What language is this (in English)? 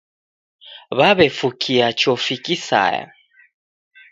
Taita